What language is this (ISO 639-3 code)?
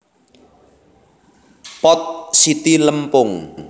jav